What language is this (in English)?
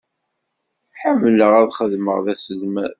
Kabyle